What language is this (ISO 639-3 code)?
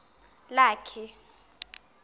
xho